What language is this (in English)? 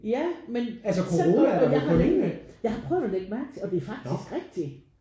Danish